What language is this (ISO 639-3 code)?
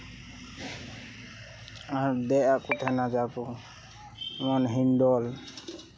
sat